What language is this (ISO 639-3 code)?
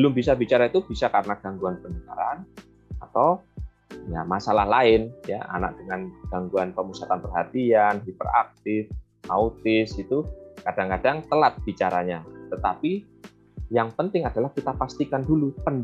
ind